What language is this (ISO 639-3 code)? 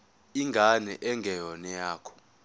zul